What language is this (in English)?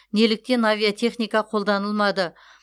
Kazakh